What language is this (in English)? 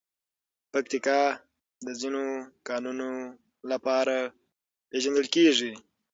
Pashto